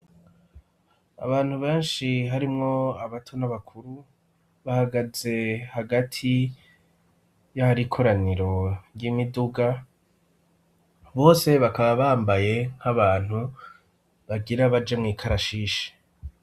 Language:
Rundi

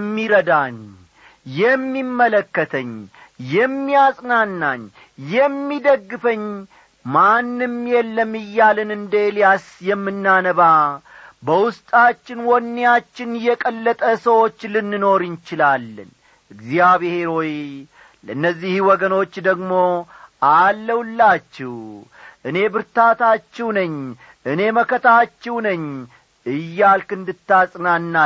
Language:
Amharic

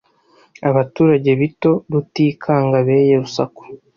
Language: Kinyarwanda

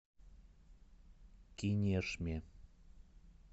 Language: Russian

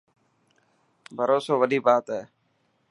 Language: Dhatki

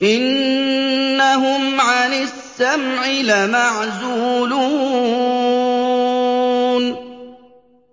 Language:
Arabic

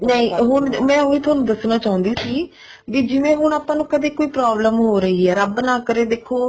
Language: Punjabi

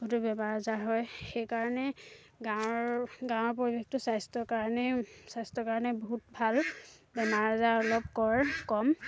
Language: Assamese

